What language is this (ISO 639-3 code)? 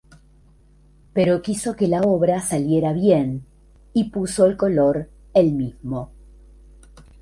spa